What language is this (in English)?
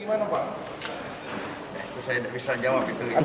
Indonesian